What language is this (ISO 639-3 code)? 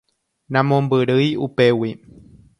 grn